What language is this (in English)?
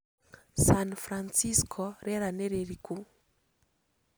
Kikuyu